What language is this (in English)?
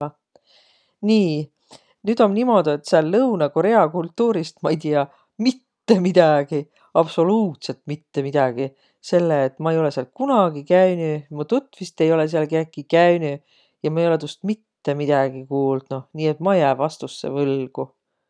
Võro